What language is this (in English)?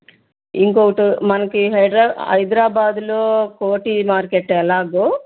Telugu